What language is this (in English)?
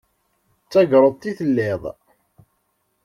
Kabyle